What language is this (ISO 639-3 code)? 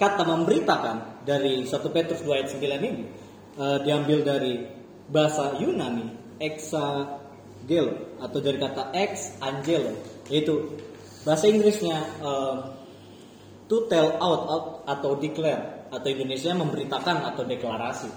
ind